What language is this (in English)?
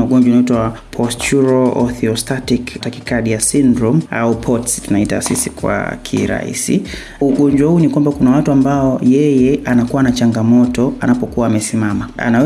Swahili